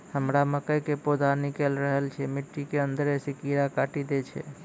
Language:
Maithili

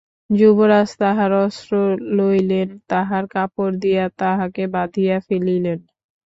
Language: Bangla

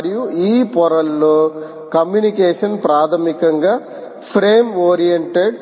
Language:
Telugu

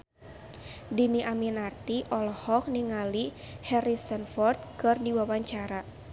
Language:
Sundanese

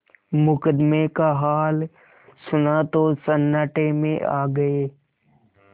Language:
Hindi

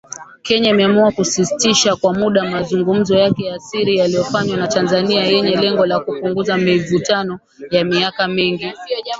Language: Swahili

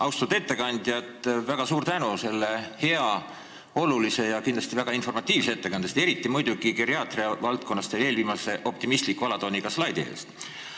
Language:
Estonian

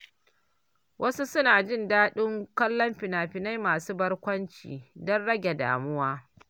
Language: Hausa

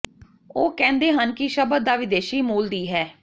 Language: Punjabi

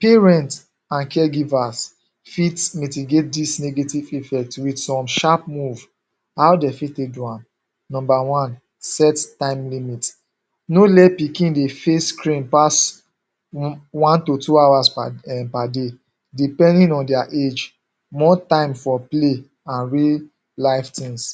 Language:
Nigerian Pidgin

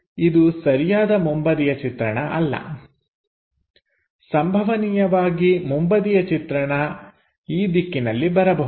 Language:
Kannada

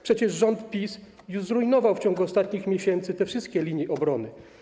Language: Polish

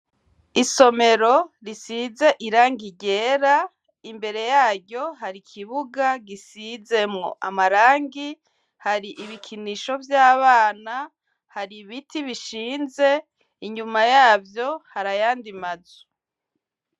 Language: Rundi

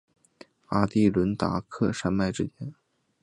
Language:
Chinese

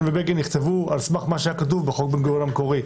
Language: Hebrew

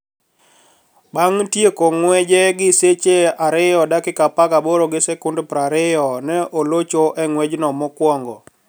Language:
Luo (Kenya and Tanzania)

